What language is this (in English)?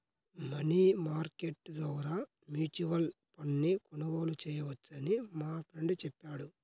Telugu